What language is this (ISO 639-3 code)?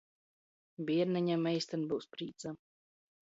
ltg